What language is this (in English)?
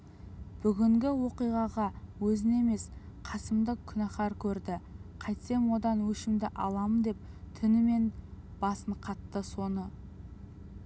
Kazakh